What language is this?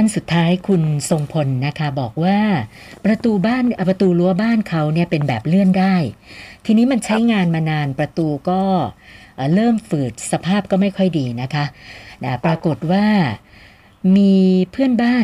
Thai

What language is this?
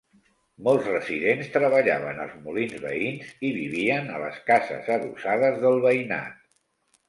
Catalan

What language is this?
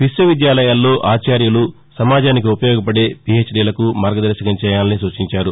Telugu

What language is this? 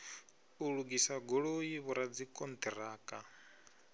Venda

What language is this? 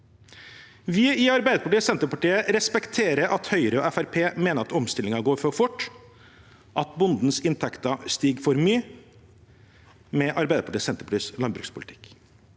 Norwegian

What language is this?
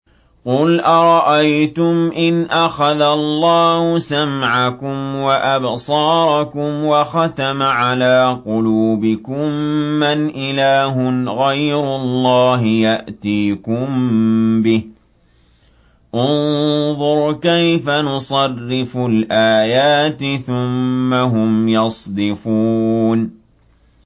Arabic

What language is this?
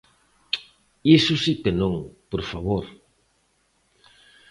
Galician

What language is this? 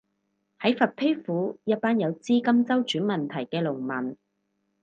Cantonese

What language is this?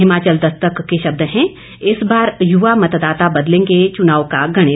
Hindi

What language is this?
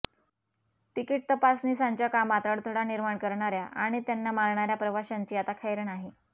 Marathi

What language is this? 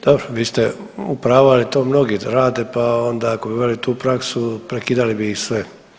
Croatian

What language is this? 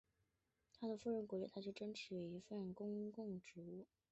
Chinese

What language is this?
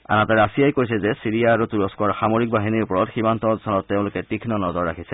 Assamese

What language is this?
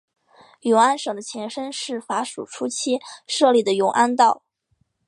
Chinese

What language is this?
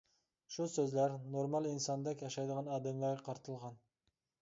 Uyghur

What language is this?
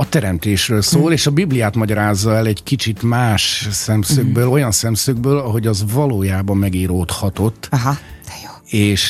Hungarian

